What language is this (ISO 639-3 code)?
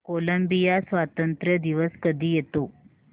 mar